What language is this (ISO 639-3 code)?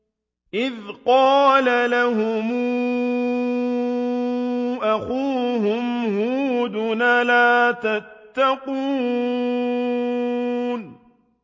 ara